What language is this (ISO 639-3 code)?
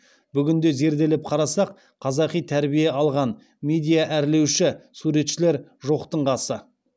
kaz